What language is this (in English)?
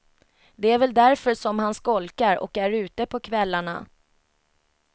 Swedish